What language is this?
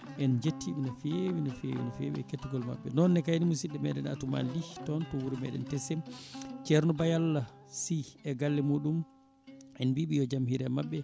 Fula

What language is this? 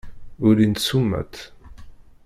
Kabyle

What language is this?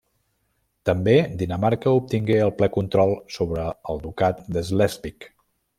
Catalan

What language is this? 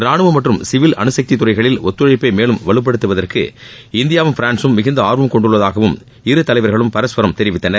Tamil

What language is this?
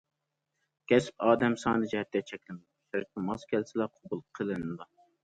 Uyghur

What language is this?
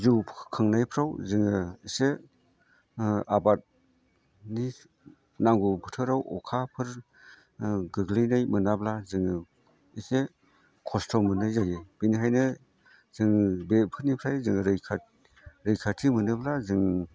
Bodo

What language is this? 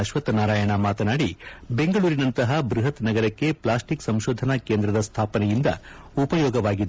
Kannada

